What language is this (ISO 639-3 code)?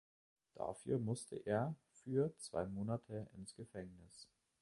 deu